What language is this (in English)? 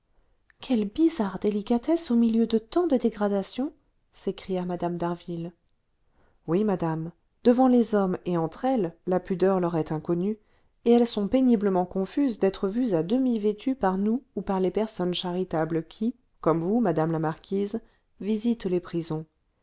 French